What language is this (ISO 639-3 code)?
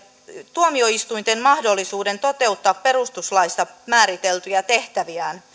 fin